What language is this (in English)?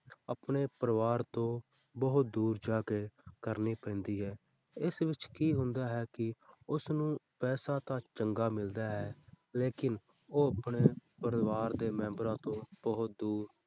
Punjabi